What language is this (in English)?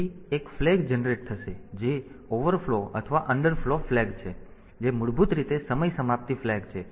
Gujarati